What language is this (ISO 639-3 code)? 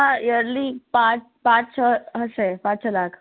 guj